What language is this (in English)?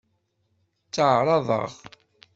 Kabyle